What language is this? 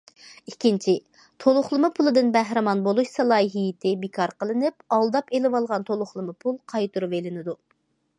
Uyghur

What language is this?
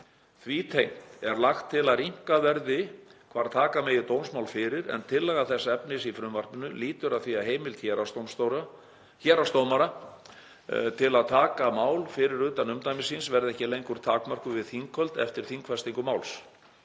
Icelandic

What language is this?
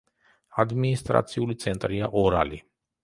Georgian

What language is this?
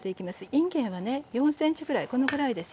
Japanese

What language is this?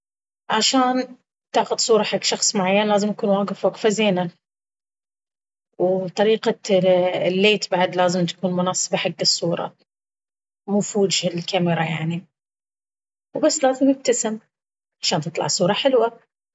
Baharna Arabic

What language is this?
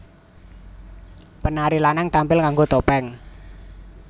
Javanese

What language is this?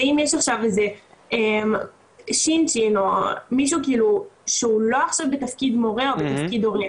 Hebrew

